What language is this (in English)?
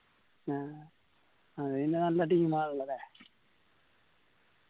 Malayalam